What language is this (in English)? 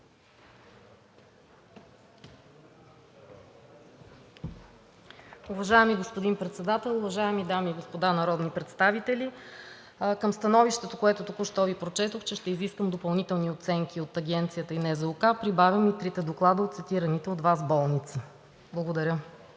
Bulgarian